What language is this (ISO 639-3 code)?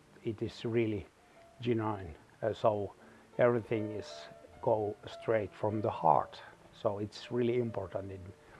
eng